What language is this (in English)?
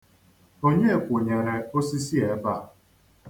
Igbo